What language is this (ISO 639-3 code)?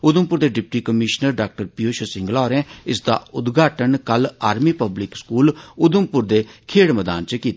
doi